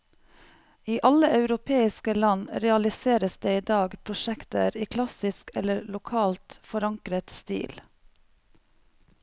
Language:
Norwegian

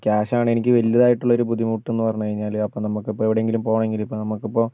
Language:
Malayalam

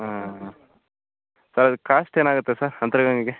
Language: Kannada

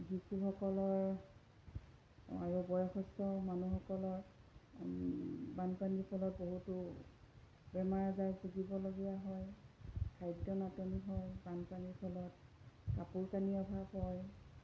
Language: Assamese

